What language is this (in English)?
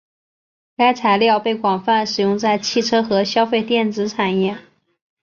Chinese